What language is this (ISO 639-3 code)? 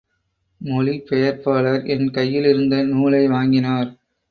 tam